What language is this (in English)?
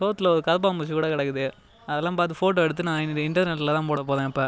Tamil